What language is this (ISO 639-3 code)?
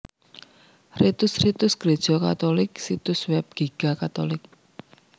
jav